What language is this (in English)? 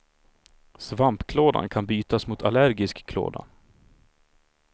Swedish